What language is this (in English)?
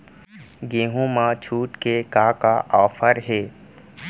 Chhattisgarhi